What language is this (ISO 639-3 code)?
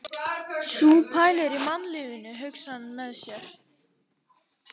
isl